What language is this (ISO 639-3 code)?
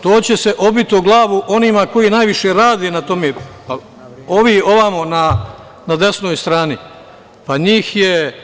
srp